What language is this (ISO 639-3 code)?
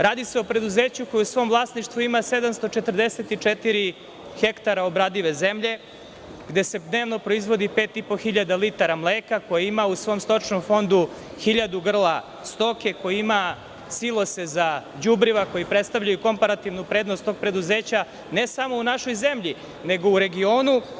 srp